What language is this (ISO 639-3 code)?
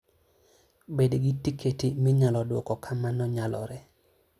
luo